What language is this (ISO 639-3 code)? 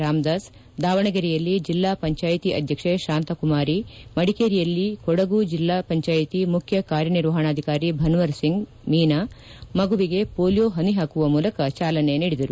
kan